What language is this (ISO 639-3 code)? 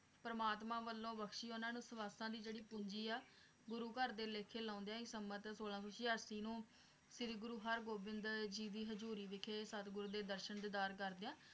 pan